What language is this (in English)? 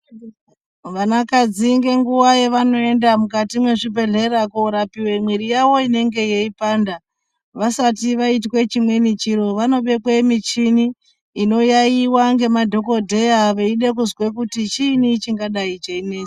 Ndau